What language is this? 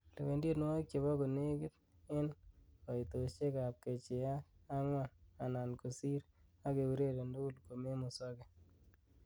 Kalenjin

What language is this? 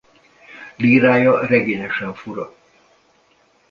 Hungarian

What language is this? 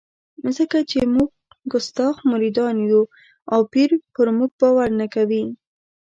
Pashto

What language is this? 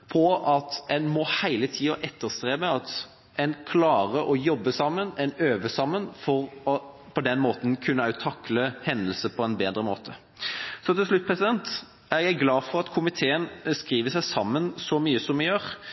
Norwegian Bokmål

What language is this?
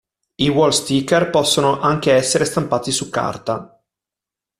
Italian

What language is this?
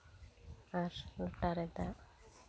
Santali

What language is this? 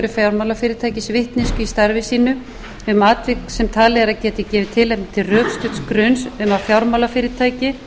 Icelandic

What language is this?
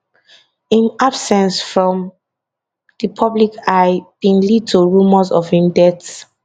Nigerian Pidgin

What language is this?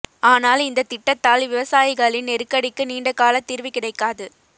Tamil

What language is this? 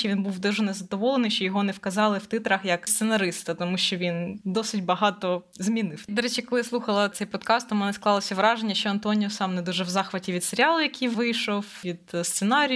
Ukrainian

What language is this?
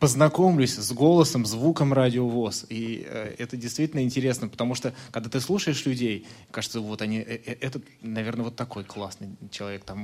Russian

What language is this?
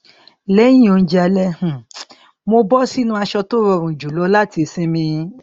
Yoruba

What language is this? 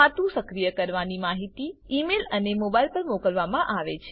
Gujarati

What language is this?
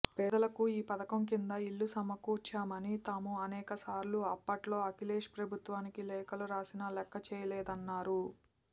Telugu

